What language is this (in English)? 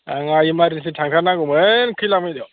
Bodo